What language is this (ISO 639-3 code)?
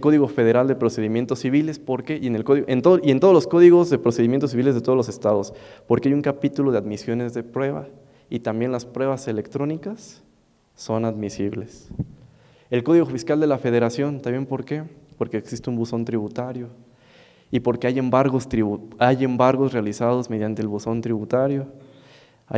spa